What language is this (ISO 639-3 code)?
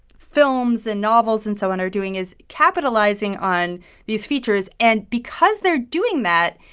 eng